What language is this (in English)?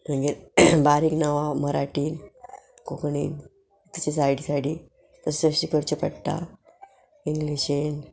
Konkani